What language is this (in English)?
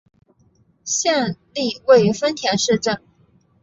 Chinese